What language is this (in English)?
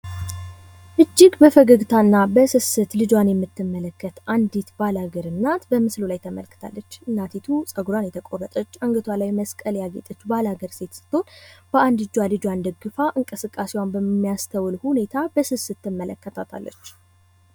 Amharic